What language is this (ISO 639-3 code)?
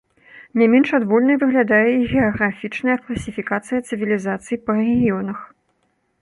bel